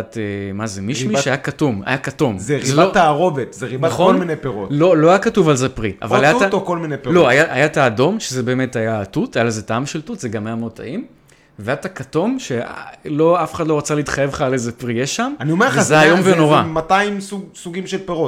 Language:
Hebrew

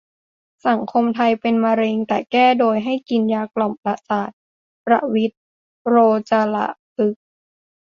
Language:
Thai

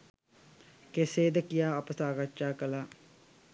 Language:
Sinhala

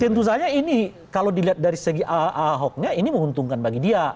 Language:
Indonesian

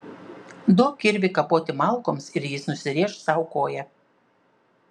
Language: Lithuanian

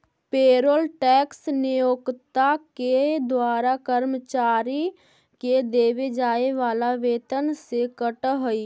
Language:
Magahi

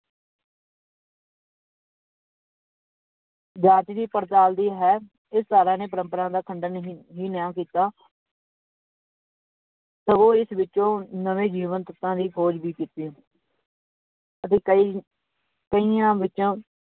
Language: Punjabi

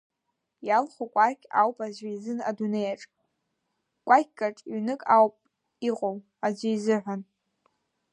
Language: Abkhazian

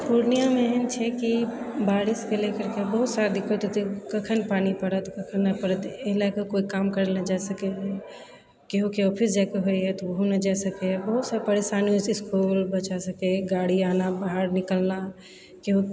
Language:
Maithili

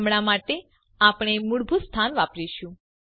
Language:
Gujarati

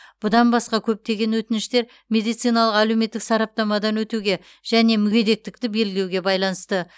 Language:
Kazakh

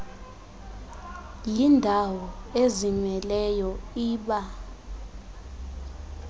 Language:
Xhosa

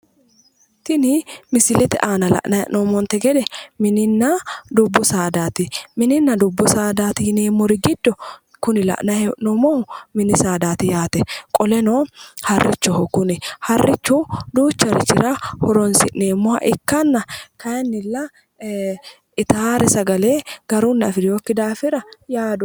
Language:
Sidamo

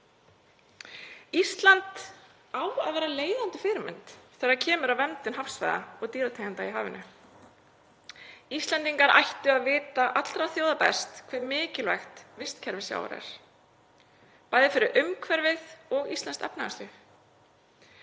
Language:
Icelandic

